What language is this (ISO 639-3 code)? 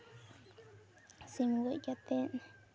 sat